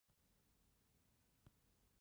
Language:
Chinese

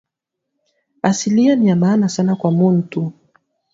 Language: Swahili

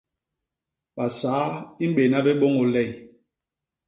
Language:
Basaa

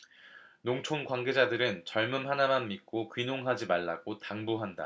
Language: Korean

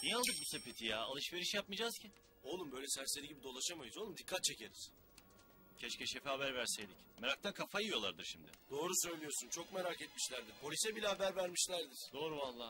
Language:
Turkish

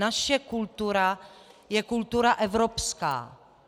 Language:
Czech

